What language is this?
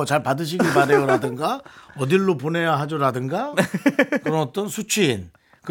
Korean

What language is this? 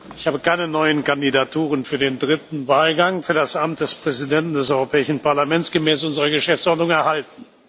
German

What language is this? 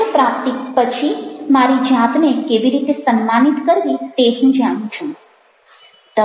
Gujarati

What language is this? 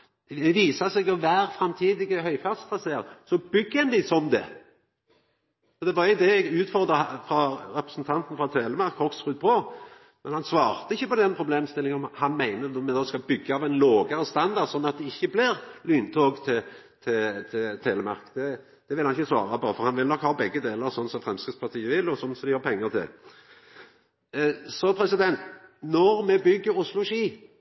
Norwegian Nynorsk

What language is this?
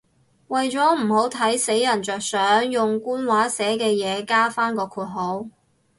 Cantonese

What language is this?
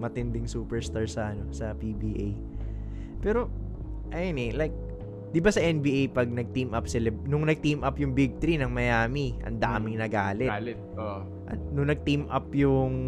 Filipino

